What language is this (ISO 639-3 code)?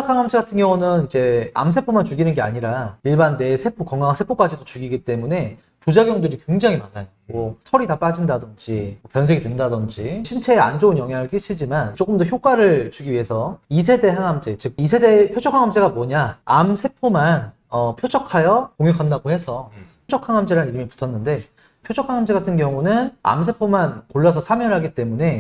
kor